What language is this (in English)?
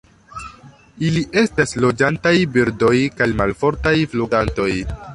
Esperanto